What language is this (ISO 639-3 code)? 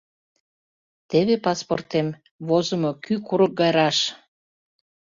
chm